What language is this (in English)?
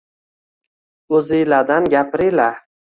Uzbek